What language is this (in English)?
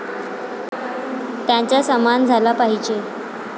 Marathi